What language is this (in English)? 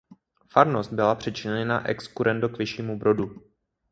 Czech